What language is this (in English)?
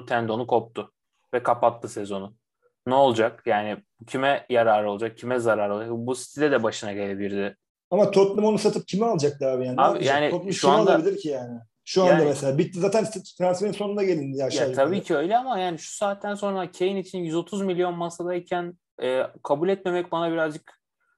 Turkish